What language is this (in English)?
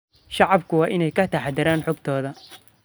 Somali